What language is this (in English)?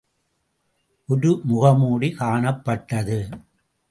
Tamil